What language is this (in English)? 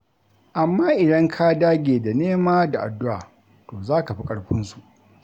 Hausa